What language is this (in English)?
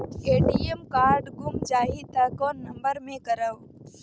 Chhattisgarhi